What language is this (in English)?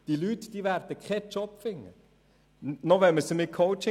Swiss German